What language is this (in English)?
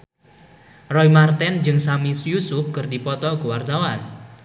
Sundanese